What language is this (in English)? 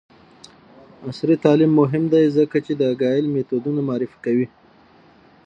Pashto